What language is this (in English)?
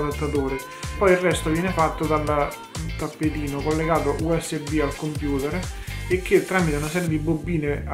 Italian